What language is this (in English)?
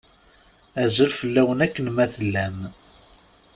Kabyle